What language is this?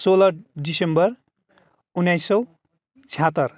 Nepali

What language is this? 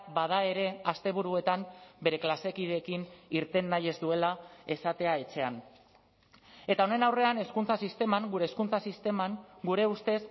Basque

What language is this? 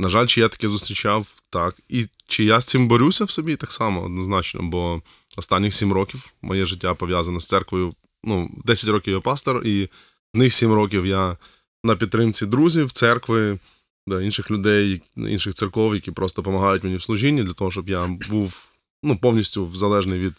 Ukrainian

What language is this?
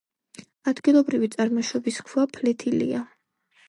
Georgian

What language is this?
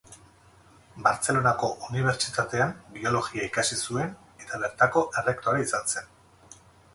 Basque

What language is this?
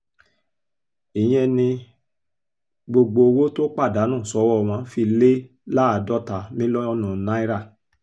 Yoruba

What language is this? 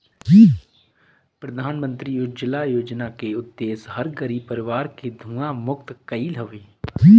Bhojpuri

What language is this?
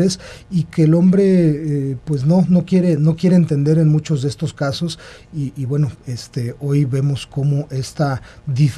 Spanish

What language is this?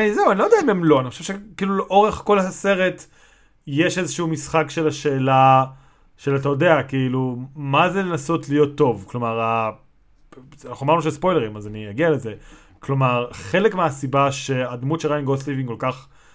Hebrew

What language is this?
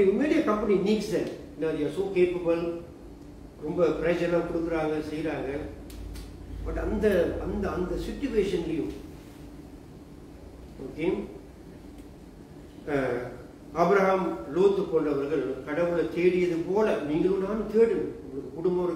Tamil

